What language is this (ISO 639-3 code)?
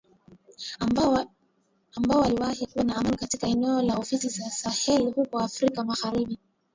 swa